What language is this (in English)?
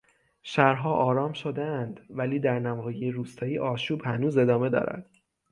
Persian